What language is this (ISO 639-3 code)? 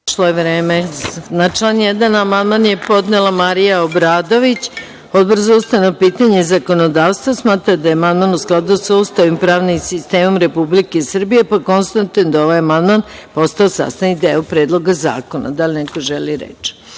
srp